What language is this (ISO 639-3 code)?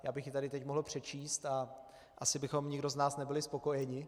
ces